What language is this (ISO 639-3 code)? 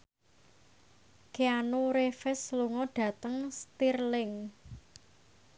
jav